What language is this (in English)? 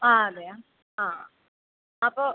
Malayalam